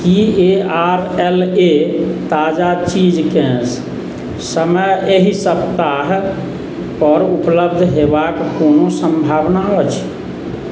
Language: Maithili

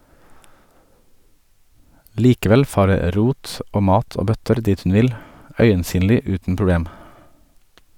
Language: Norwegian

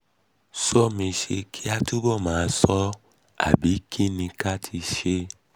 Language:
Yoruba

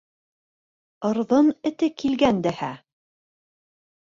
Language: Bashkir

